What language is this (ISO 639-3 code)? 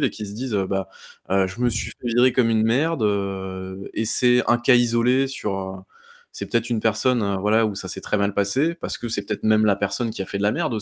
fra